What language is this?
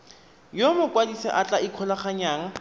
Tswana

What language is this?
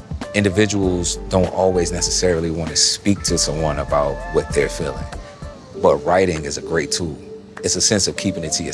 English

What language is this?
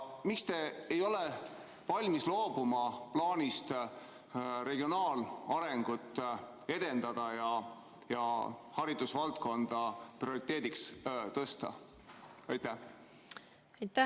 Estonian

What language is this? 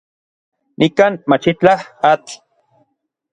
Orizaba Nahuatl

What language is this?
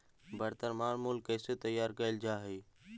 Magahi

